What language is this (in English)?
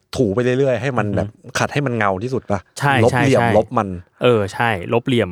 Thai